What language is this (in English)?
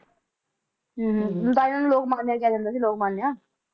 Punjabi